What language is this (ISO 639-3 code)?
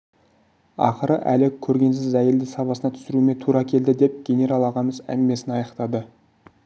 kaz